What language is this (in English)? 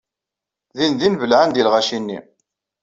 Kabyle